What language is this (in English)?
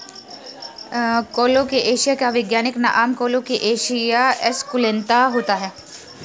Hindi